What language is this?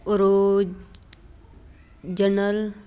Punjabi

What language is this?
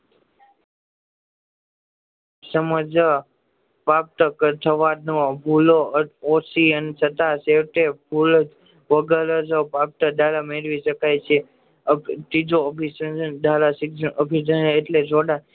Gujarati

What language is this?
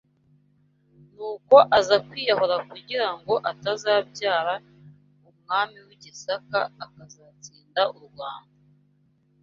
Kinyarwanda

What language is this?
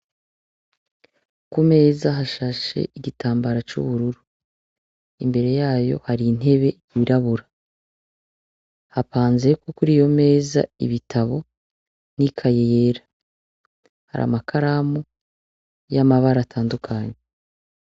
Rundi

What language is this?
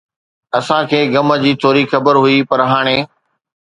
Sindhi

